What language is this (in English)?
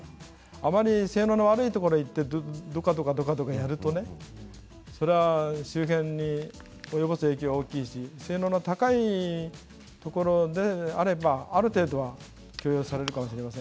Japanese